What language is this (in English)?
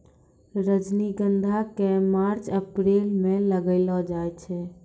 Maithili